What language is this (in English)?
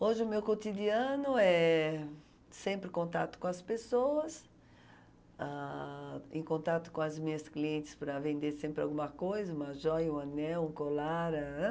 Portuguese